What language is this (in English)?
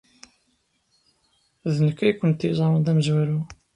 Kabyle